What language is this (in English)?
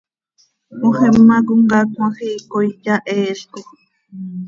Seri